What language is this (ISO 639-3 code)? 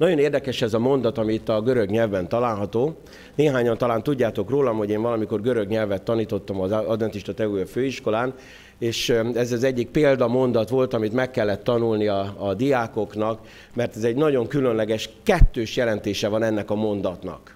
hun